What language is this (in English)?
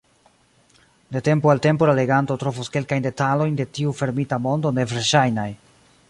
Esperanto